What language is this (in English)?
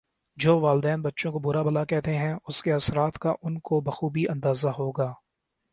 Urdu